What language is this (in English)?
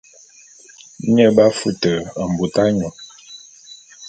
Bulu